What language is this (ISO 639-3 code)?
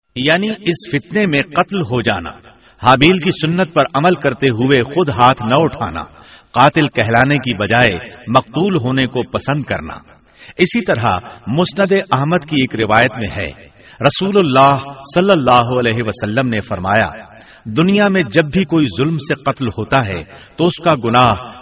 urd